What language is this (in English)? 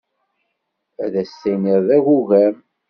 Kabyle